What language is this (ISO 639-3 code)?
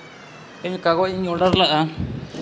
sat